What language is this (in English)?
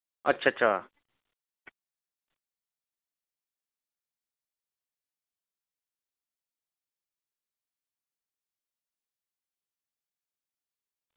Dogri